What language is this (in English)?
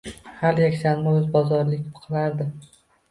Uzbek